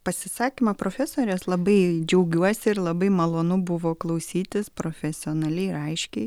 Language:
Lithuanian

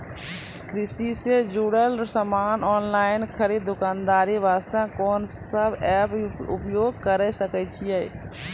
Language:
Maithili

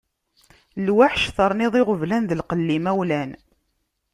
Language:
Kabyle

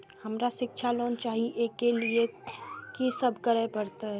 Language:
Maithili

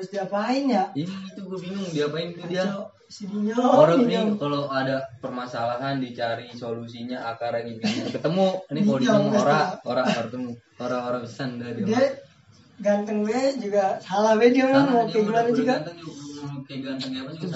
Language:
Indonesian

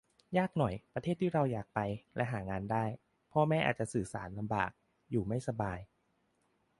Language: Thai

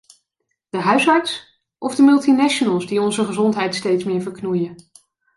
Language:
Dutch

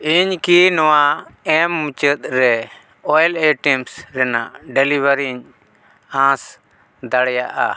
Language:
Santali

